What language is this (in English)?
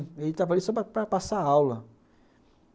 Portuguese